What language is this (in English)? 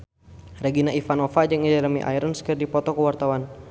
Sundanese